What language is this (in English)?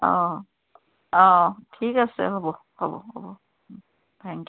Assamese